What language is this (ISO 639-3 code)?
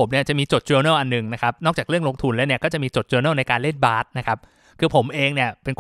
tha